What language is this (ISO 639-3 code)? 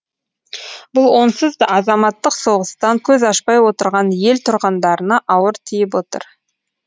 kaz